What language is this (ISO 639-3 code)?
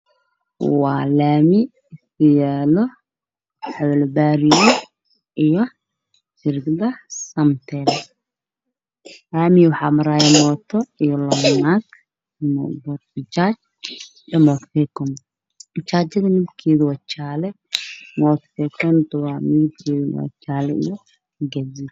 som